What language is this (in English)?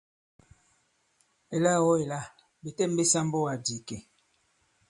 Bankon